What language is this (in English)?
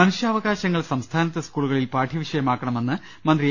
Malayalam